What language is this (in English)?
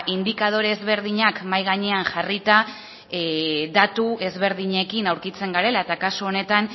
Basque